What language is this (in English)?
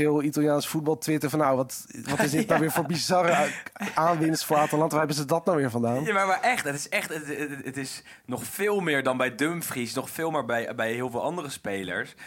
Dutch